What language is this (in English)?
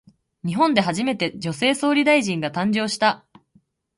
Japanese